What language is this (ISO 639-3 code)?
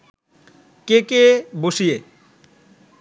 ben